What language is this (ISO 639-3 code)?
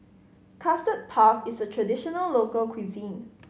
eng